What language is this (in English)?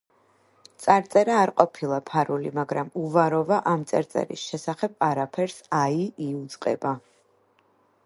Georgian